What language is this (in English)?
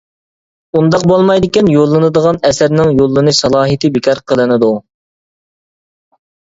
Uyghur